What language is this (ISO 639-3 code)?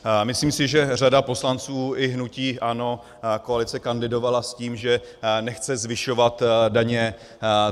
ces